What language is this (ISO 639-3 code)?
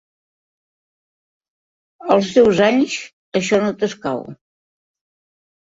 cat